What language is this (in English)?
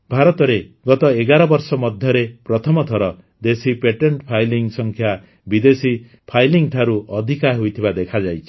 Odia